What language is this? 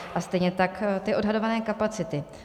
Czech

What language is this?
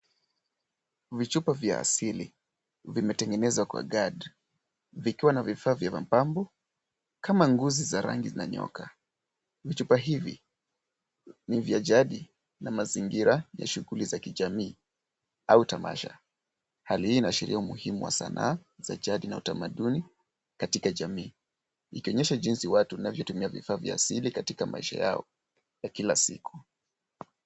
Swahili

